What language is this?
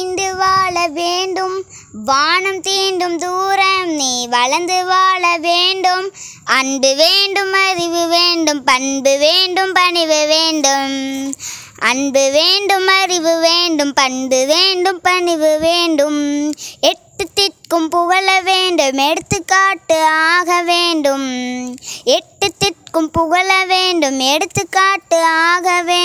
Tamil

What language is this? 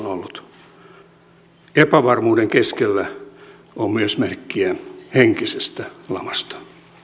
Finnish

